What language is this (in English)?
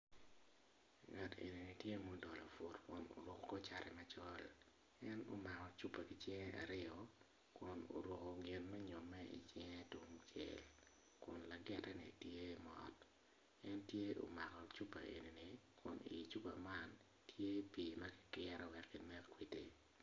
Acoli